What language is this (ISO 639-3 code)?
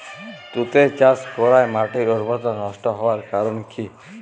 ben